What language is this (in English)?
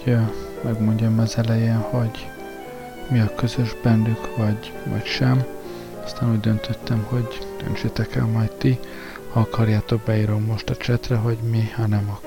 Hungarian